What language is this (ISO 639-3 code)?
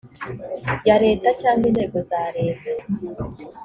kin